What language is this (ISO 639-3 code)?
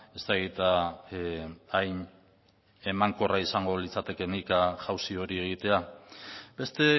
eus